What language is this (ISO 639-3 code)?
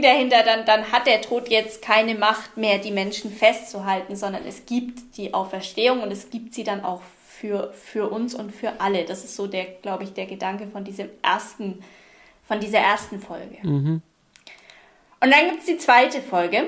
deu